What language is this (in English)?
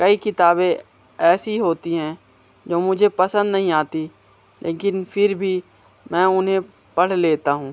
Hindi